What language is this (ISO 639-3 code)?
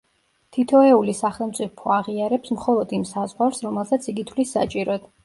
kat